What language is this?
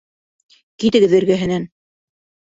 Bashkir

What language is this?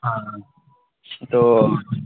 Urdu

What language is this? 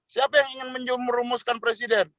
Indonesian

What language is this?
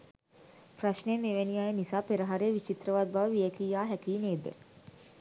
Sinhala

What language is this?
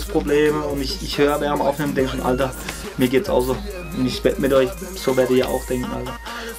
German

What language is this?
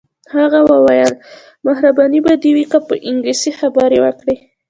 Pashto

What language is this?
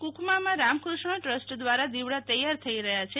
Gujarati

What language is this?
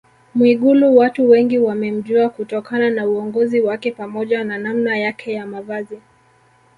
Swahili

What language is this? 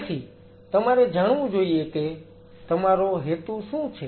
Gujarati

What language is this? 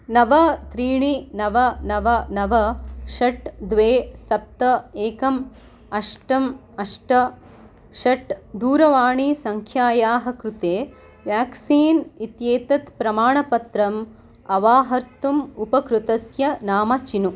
Sanskrit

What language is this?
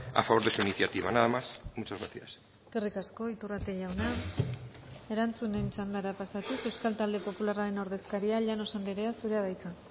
Basque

